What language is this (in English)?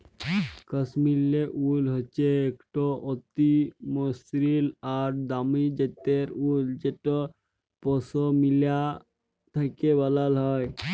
Bangla